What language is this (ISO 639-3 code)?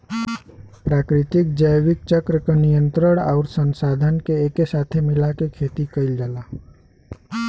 bho